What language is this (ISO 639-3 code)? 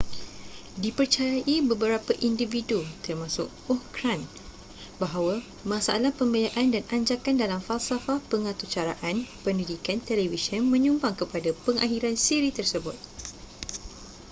msa